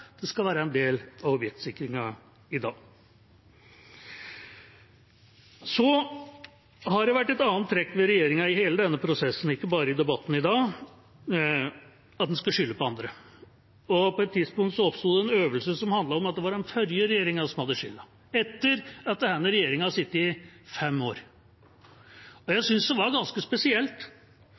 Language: Norwegian Bokmål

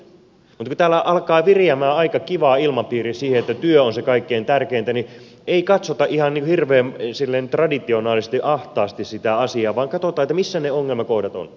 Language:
Finnish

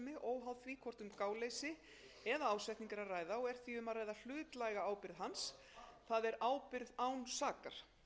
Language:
Icelandic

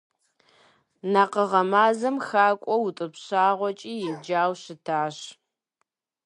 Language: Kabardian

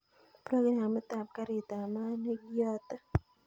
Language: Kalenjin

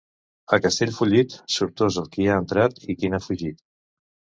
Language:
Catalan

